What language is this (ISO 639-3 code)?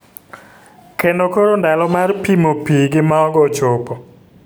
luo